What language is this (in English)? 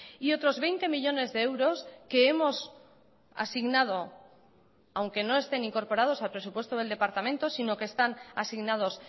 Spanish